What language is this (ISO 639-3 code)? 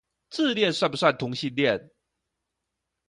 zho